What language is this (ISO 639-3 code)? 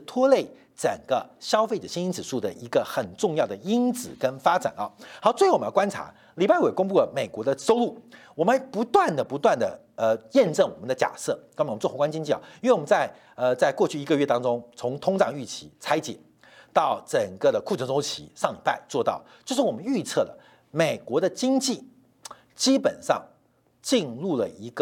zho